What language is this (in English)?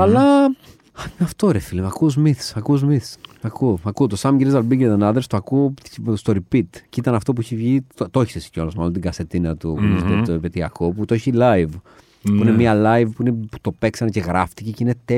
Greek